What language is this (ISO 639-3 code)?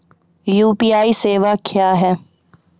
mai